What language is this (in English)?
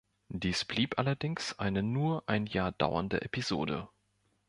German